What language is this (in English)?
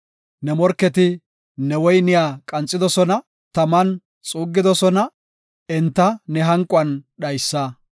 Gofa